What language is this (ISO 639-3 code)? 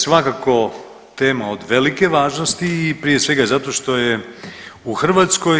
hrv